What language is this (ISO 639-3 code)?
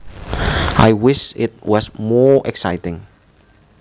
jav